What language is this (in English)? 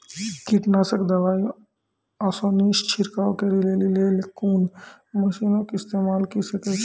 Maithili